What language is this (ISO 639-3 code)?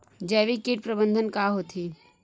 hne